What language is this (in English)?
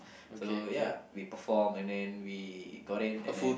English